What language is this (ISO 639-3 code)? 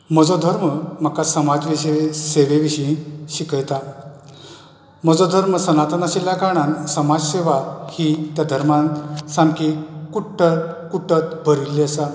kok